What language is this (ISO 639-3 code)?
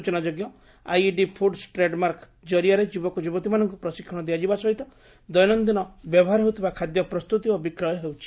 ori